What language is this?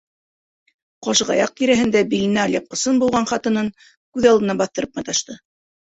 Bashkir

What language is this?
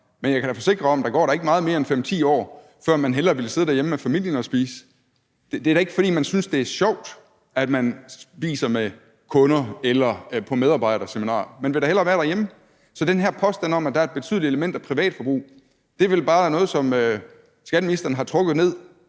Danish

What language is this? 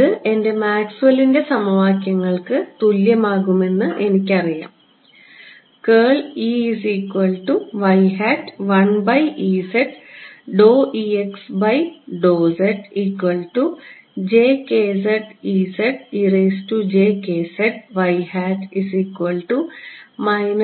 Malayalam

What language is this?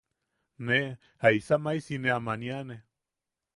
Yaqui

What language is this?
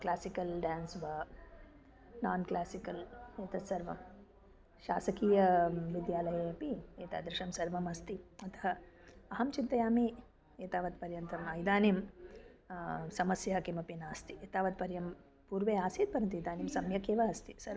Sanskrit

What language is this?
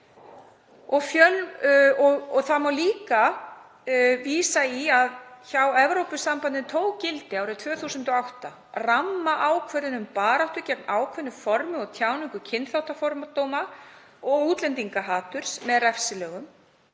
Icelandic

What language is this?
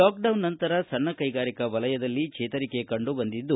Kannada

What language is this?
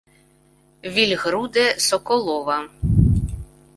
Ukrainian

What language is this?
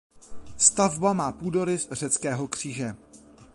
Czech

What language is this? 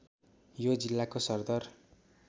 Nepali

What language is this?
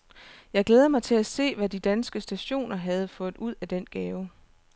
Danish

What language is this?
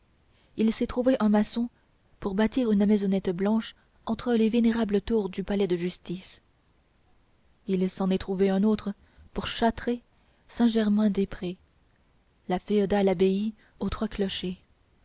French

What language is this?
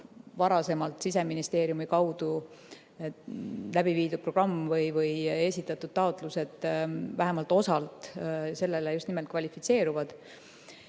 Estonian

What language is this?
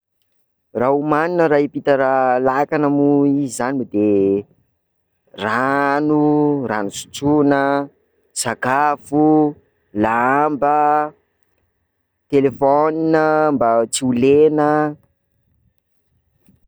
Sakalava Malagasy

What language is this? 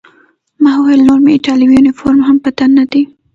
Pashto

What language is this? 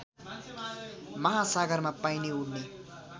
Nepali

